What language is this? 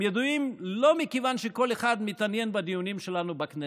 Hebrew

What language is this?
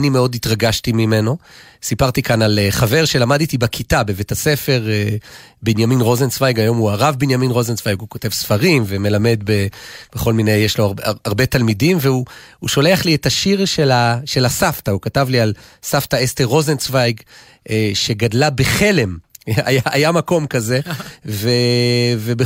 Hebrew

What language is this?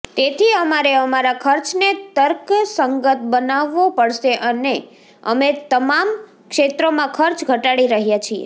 Gujarati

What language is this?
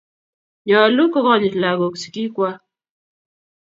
Kalenjin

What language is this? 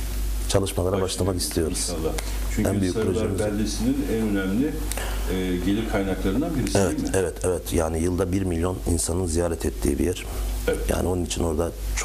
Turkish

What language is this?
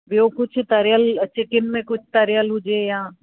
Sindhi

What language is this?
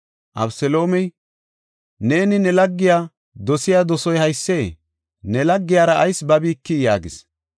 Gofa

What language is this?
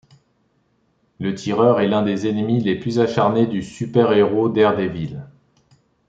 French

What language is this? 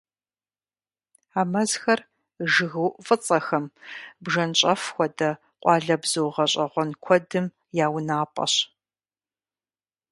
Kabardian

